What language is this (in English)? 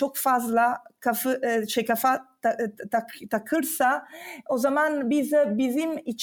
Turkish